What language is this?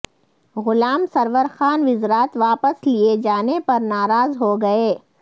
Urdu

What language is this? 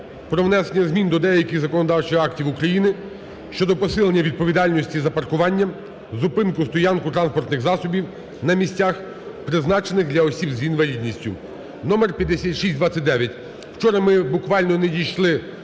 Ukrainian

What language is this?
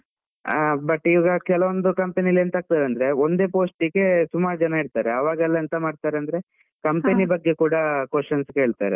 Kannada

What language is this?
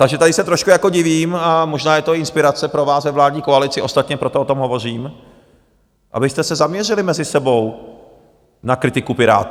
Czech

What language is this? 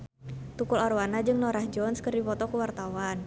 Sundanese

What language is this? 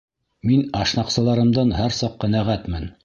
Bashkir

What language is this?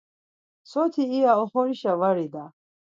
Laz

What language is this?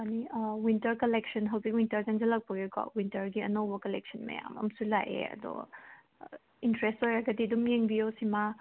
Manipuri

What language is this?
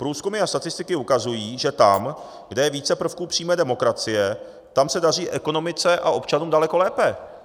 Czech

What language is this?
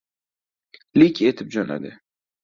Uzbek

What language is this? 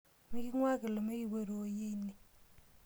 Masai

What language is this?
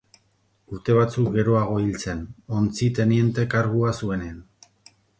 Basque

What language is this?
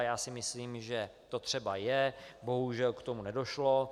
Czech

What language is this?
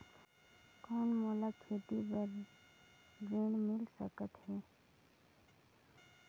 Chhattisgarhi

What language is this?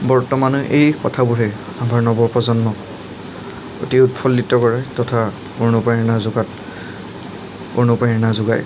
Assamese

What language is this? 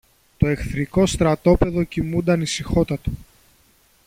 Greek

